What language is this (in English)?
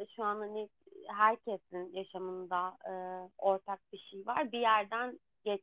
Turkish